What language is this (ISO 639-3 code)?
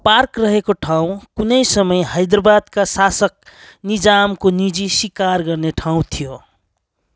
nep